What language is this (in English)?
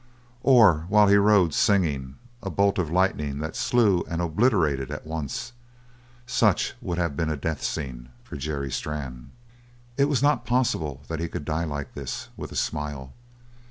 English